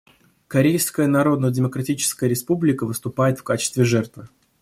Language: Russian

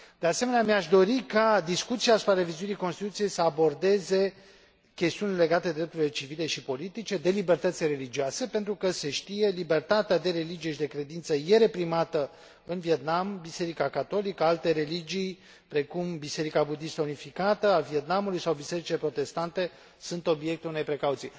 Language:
Romanian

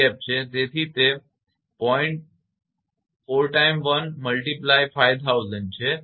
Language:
Gujarati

